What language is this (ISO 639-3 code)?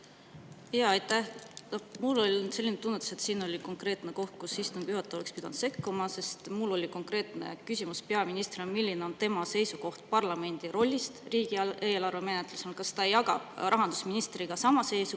est